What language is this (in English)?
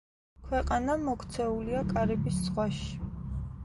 Georgian